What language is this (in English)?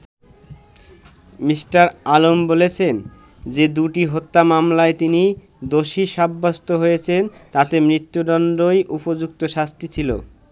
Bangla